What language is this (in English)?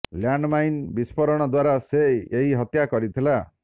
Odia